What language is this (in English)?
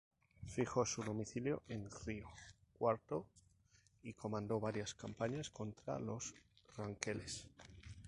Spanish